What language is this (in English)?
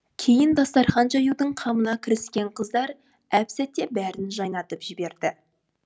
Kazakh